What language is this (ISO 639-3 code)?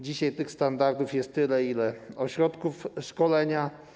pol